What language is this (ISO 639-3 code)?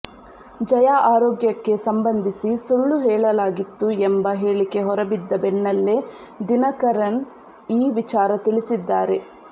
kan